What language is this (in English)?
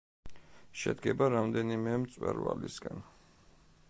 Georgian